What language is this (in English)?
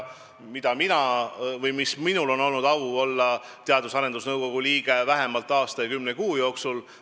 Estonian